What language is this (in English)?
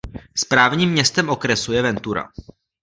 Czech